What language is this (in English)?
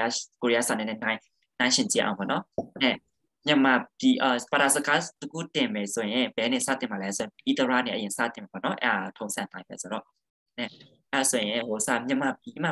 Thai